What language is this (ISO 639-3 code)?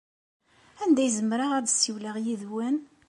kab